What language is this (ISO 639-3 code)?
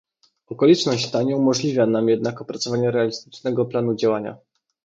pol